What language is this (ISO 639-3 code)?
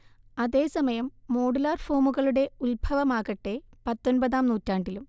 mal